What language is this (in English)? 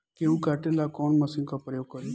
Bhojpuri